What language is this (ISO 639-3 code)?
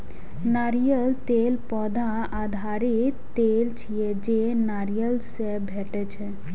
mai